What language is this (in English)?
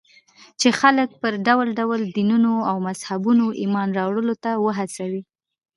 Pashto